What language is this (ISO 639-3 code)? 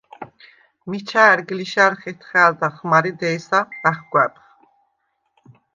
sva